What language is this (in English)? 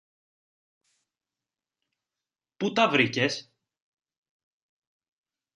Greek